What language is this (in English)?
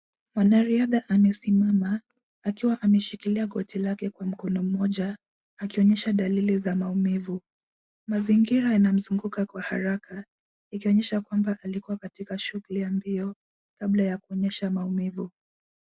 Swahili